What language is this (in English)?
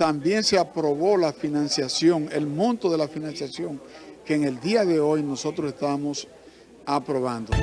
Spanish